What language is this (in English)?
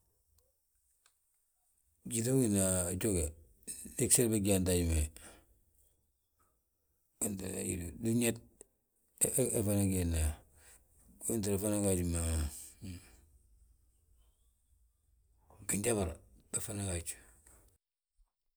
Balanta-Ganja